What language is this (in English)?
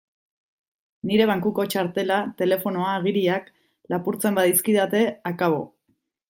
Basque